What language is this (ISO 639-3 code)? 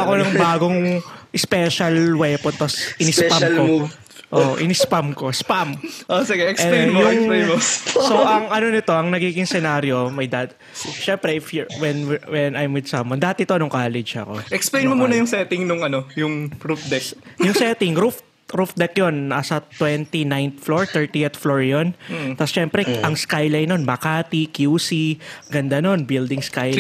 fil